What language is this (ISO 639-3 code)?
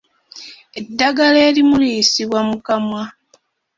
lug